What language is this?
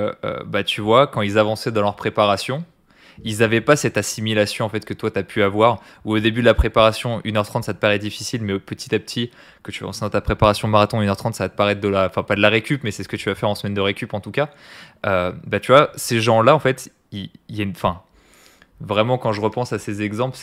French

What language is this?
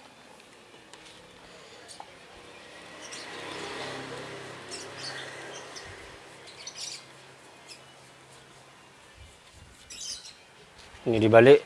Indonesian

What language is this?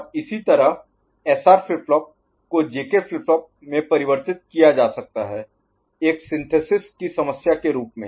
Hindi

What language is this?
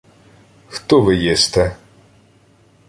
Ukrainian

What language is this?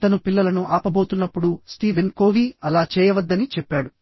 Telugu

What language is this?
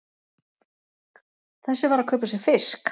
Icelandic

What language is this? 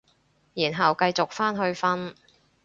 Cantonese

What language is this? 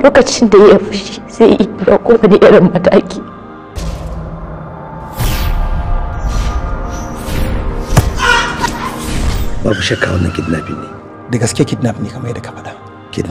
Arabic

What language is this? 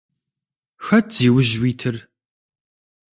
Kabardian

